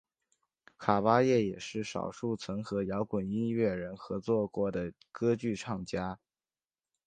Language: Chinese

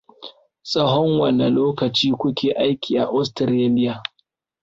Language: Hausa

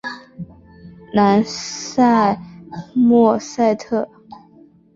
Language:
Chinese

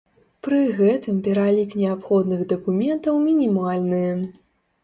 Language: Belarusian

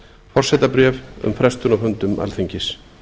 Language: Icelandic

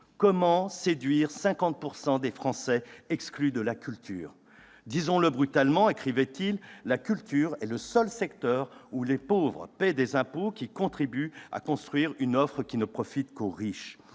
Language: French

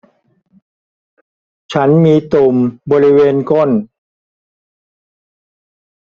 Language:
Thai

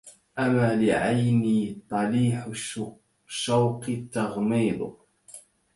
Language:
Arabic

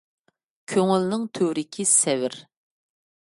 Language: Uyghur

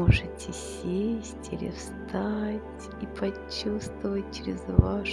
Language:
Russian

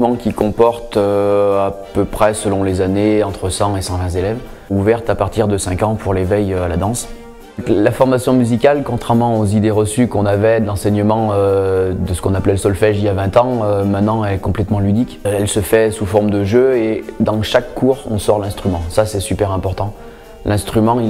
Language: French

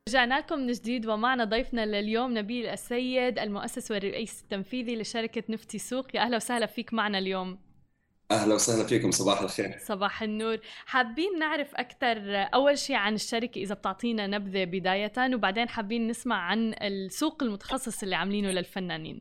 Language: Arabic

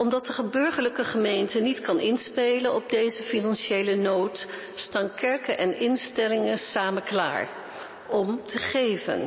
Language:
Dutch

